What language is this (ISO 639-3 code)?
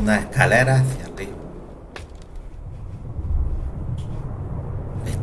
spa